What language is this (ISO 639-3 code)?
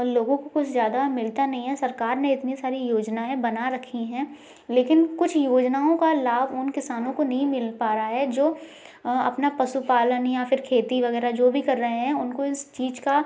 hin